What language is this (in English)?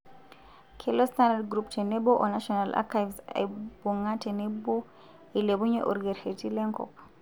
Masai